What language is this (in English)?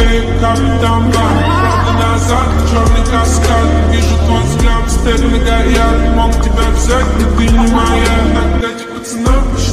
Romanian